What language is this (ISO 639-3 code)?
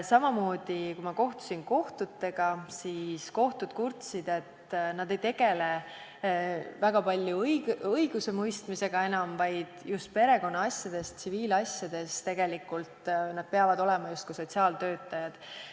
est